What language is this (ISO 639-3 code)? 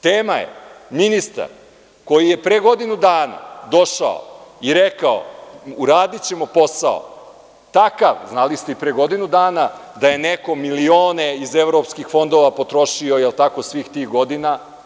srp